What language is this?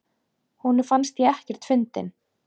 Icelandic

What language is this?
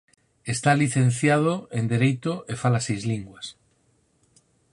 Galician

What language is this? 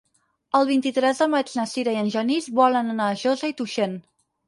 Catalan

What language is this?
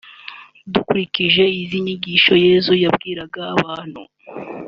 Kinyarwanda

